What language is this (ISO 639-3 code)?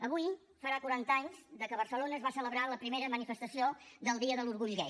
cat